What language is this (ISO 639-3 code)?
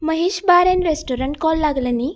kok